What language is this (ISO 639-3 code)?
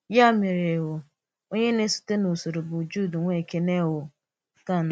ibo